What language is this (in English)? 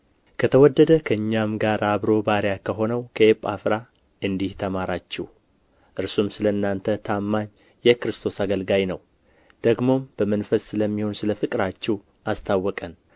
Amharic